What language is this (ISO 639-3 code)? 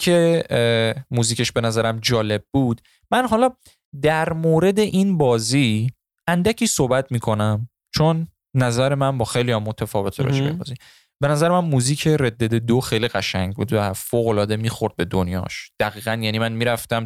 fas